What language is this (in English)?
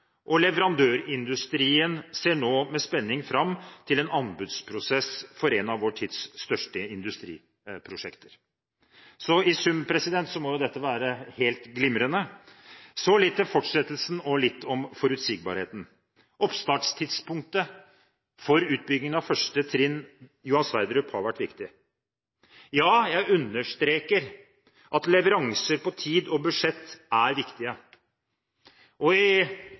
Norwegian Bokmål